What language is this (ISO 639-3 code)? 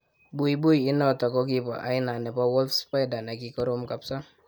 kln